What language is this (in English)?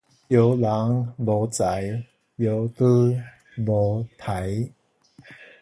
Min Nan Chinese